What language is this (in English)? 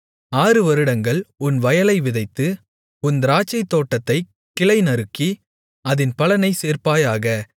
Tamil